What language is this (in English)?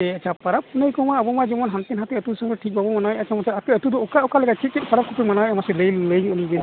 Santali